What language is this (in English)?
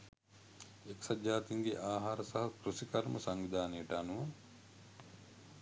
Sinhala